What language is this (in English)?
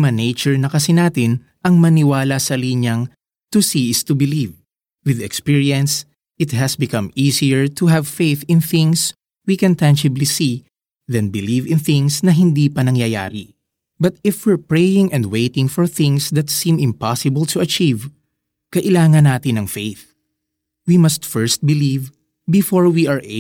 Filipino